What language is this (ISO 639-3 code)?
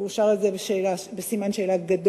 heb